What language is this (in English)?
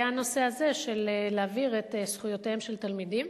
Hebrew